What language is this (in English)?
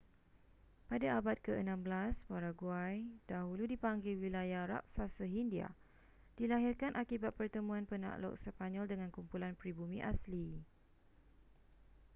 Malay